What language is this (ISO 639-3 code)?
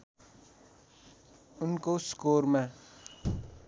nep